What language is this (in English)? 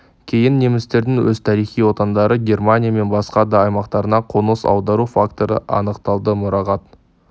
Kazakh